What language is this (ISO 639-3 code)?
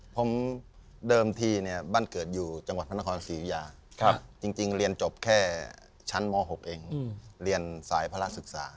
tha